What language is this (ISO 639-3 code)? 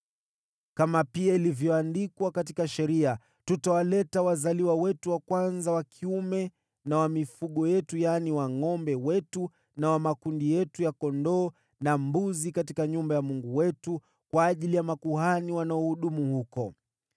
swa